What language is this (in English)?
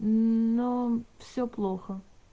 Russian